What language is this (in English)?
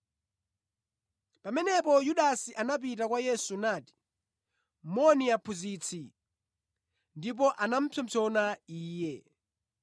Nyanja